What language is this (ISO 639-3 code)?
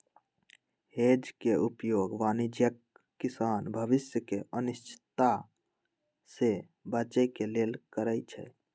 mag